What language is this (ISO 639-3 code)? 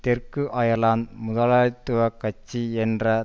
tam